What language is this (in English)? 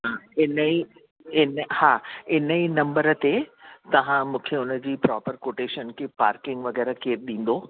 Sindhi